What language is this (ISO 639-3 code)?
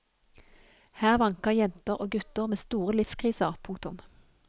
nor